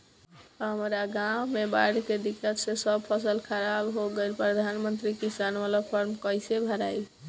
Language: Bhojpuri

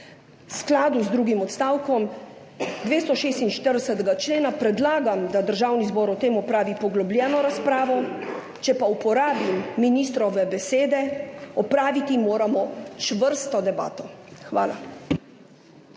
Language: Slovenian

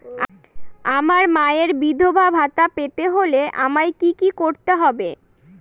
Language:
Bangla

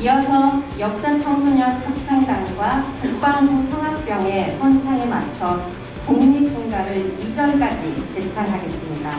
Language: Korean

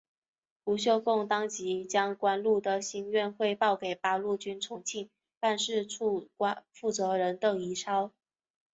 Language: Chinese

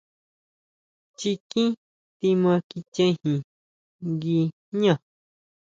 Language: Huautla Mazatec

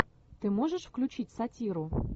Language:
Russian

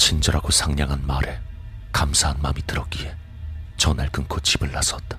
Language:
Korean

